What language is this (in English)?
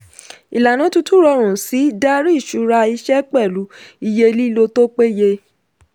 Yoruba